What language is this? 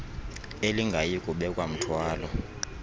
Xhosa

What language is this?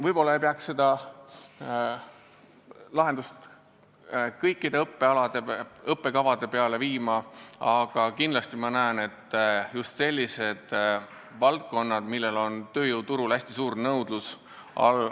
Estonian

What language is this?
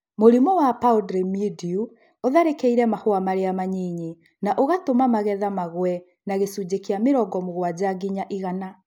Kikuyu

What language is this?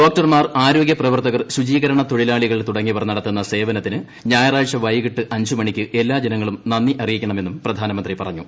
Malayalam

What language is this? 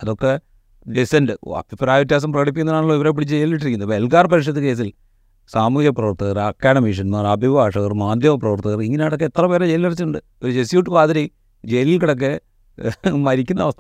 Malayalam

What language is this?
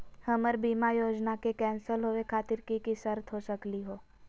Magahi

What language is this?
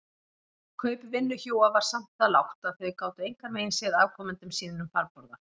Icelandic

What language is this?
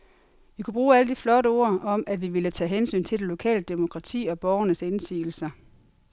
Danish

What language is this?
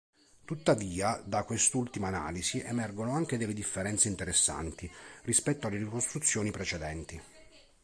Italian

